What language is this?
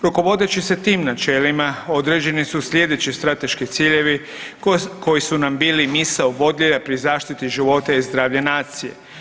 Croatian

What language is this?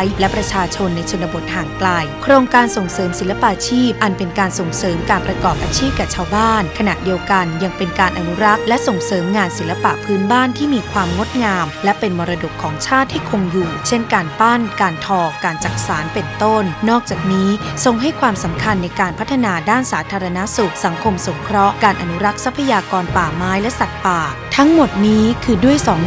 Thai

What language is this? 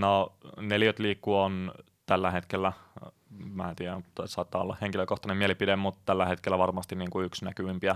Finnish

